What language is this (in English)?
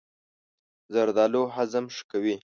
Pashto